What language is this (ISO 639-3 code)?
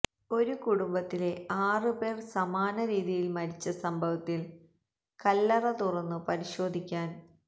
mal